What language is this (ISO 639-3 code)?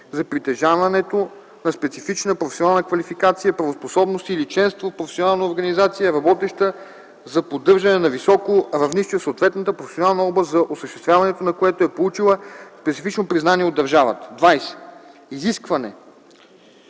bul